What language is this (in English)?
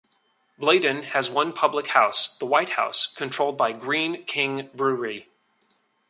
English